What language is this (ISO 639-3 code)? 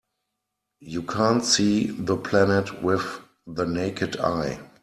eng